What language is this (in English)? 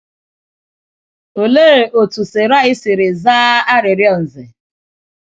Igbo